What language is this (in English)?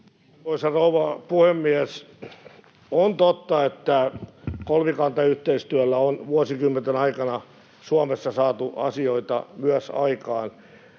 Finnish